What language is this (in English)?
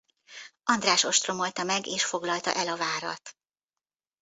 Hungarian